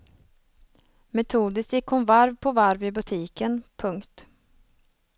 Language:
Swedish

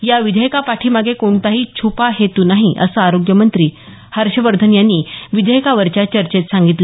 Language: Marathi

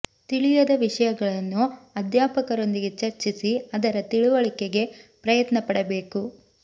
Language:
Kannada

